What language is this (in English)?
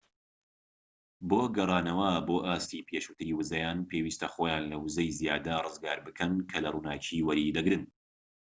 Central Kurdish